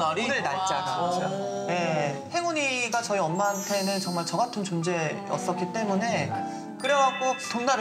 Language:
Korean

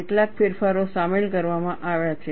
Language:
Gujarati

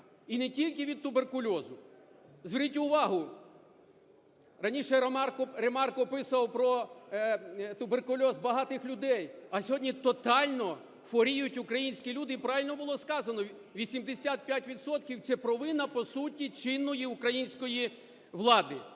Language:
Ukrainian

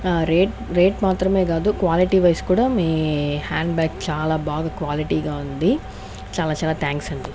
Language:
Telugu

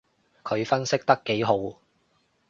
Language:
Cantonese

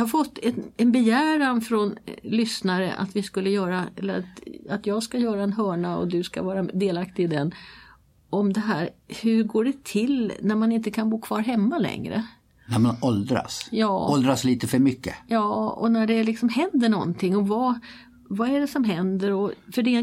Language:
Swedish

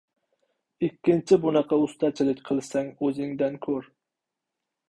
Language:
Uzbek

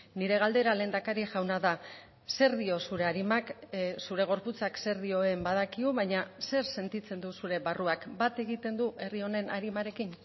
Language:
Basque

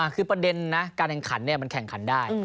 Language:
Thai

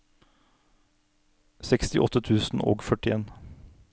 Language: Norwegian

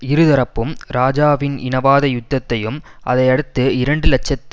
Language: Tamil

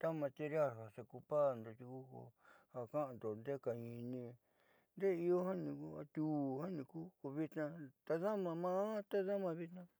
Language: Southeastern Nochixtlán Mixtec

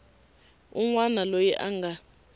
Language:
Tsonga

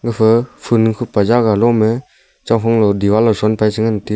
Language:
Wancho Naga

